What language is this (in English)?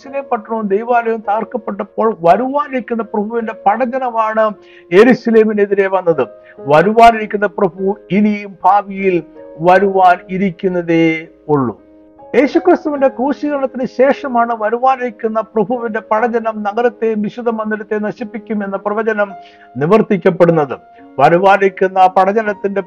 Malayalam